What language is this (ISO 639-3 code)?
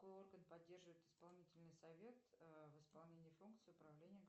rus